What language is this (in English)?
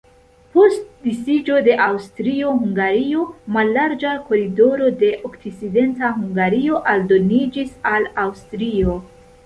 Esperanto